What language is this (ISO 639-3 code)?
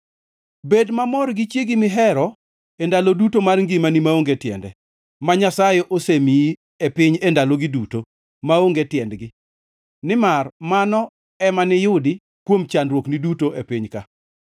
luo